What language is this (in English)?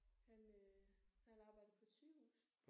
Danish